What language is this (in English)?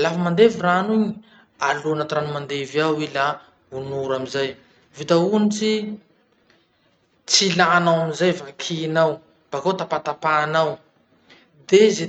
Masikoro Malagasy